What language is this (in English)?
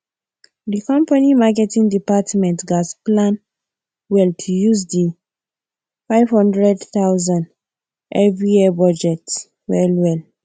Nigerian Pidgin